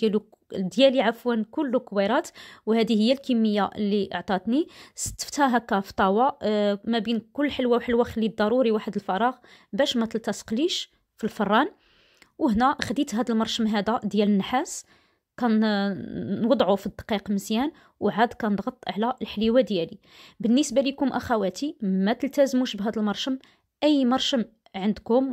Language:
Arabic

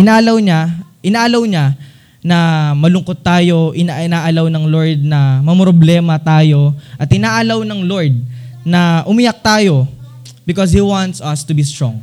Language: Filipino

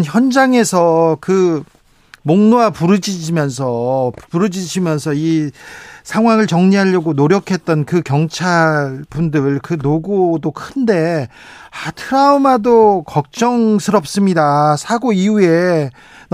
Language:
Korean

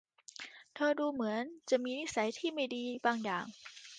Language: Thai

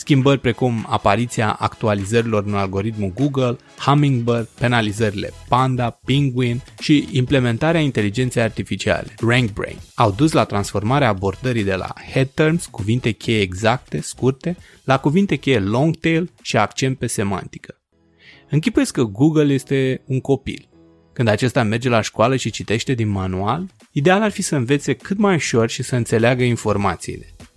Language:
Romanian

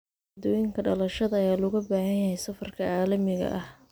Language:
Somali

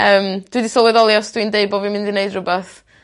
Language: Welsh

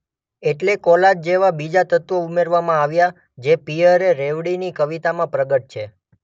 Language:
Gujarati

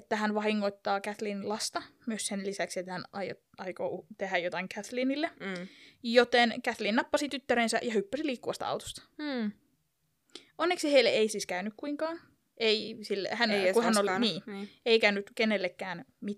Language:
Finnish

